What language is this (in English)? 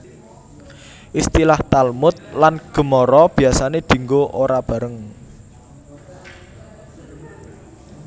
Javanese